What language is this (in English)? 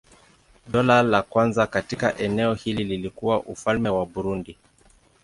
Swahili